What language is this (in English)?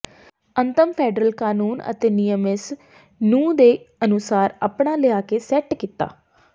Punjabi